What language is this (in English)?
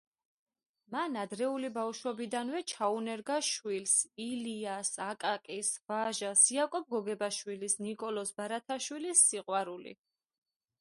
Georgian